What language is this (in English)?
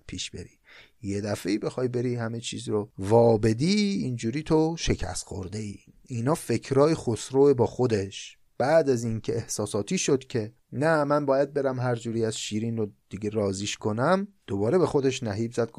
Persian